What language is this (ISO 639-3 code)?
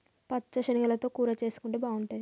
tel